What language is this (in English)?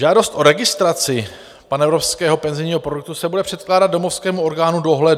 Czech